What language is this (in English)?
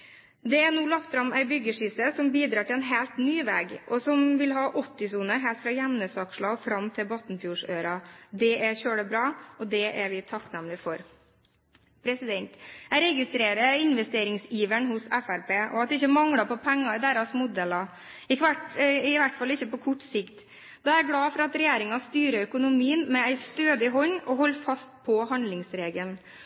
Norwegian Bokmål